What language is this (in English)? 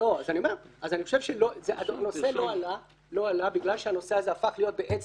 Hebrew